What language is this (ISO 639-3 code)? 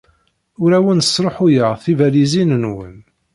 kab